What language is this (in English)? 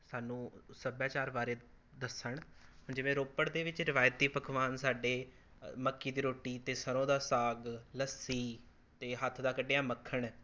Punjabi